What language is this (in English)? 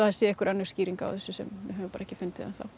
Icelandic